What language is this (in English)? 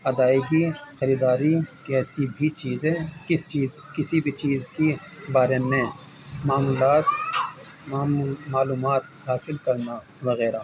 Urdu